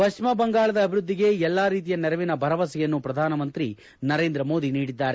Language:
Kannada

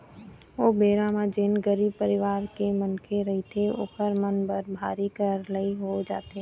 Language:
Chhattisgarhi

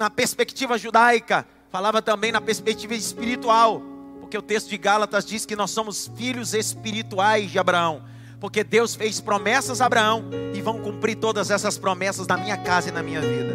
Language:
Portuguese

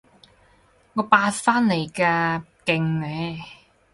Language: Cantonese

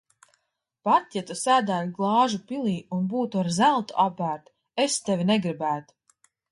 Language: Latvian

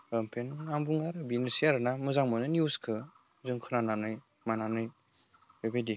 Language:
Bodo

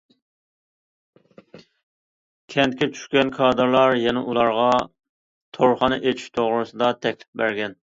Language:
Uyghur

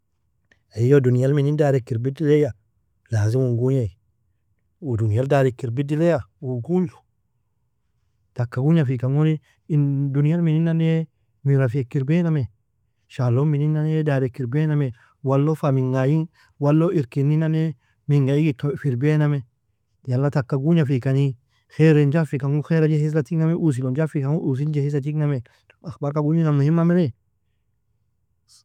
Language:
Nobiin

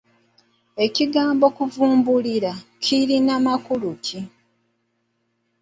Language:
Ganda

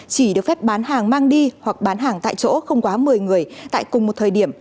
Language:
Vietnamese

